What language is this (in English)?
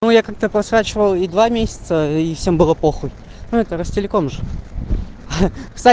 Russian